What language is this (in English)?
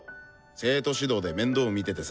Japanese